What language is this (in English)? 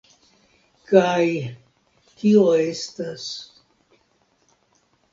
Esperanto